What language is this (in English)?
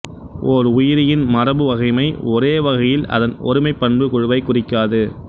Tamil